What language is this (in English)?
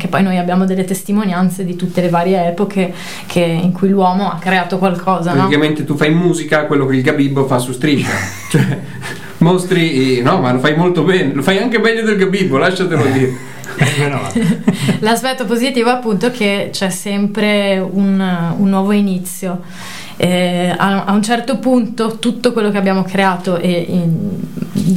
Italian